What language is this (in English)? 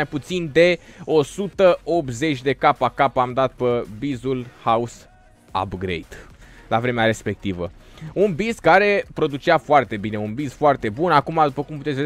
Romanian